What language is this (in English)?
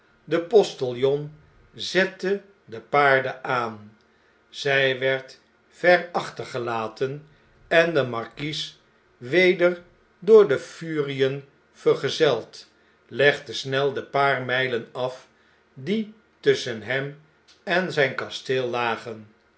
Dutch